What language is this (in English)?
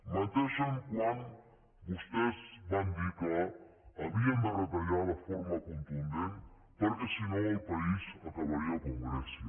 Catalan